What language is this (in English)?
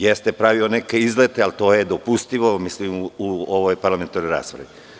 Serbian